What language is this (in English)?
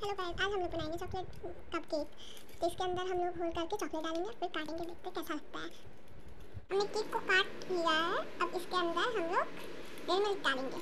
Indonesian